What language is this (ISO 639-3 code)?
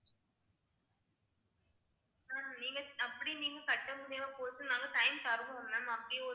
tam